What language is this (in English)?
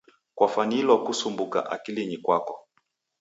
Taita